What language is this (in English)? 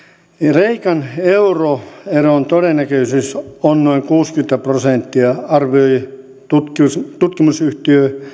Finnish